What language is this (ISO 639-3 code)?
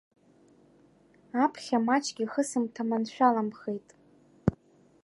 abk